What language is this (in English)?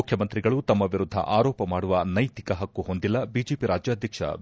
Kannada